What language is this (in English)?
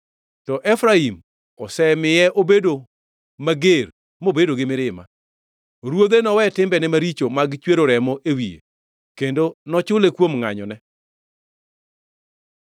Luo (Kenya and Tanzania)